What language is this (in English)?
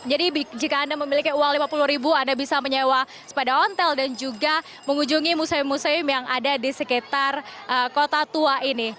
Indonesian